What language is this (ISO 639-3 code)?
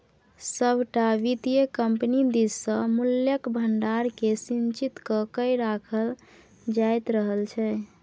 mai